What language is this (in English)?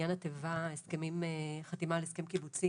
Hebrew